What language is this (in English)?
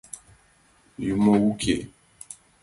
Mari